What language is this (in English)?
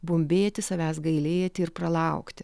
Lithuanian